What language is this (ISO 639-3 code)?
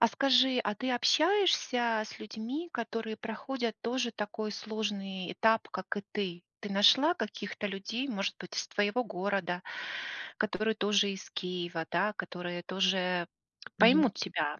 rus